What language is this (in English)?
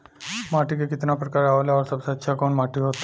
Bhojpuri